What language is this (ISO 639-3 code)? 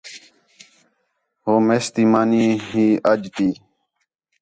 xhe